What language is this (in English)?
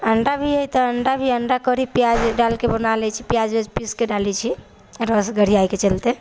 Maithili